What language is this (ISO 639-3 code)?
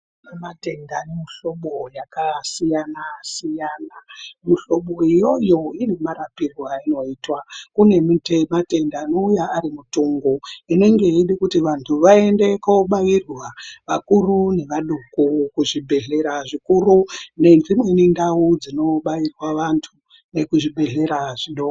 ndc